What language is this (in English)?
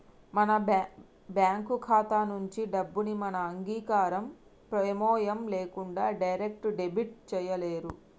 Telugu